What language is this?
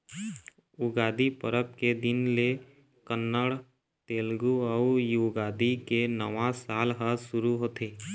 Chhattisgarhi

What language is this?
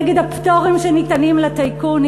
Hebrew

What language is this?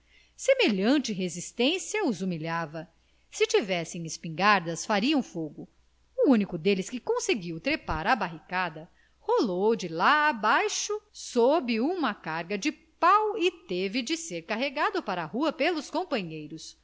Portuguese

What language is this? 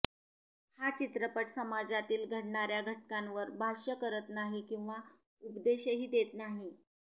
Marathi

